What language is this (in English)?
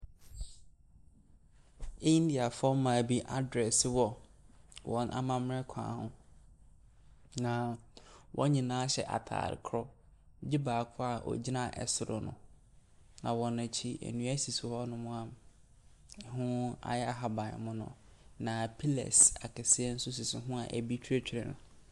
Akan